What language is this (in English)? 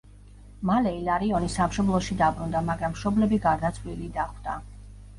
Georgian